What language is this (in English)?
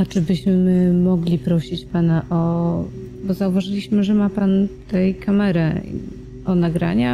Polish